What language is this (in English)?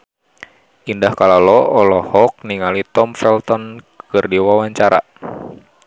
Sundanese